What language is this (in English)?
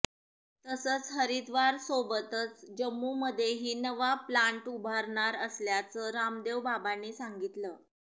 Marathi